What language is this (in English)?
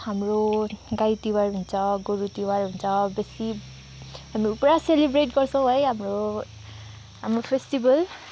Nepali